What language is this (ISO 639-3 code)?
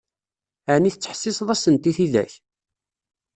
kab